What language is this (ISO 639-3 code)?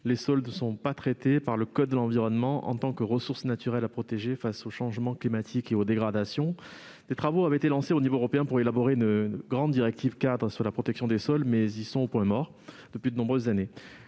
fra